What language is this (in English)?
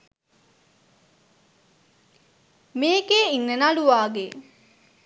Sinhala